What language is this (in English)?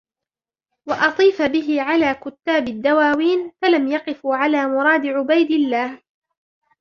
Arabic